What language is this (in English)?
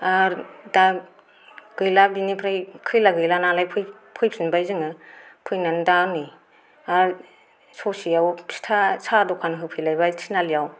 Bodo